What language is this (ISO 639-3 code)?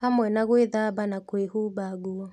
kik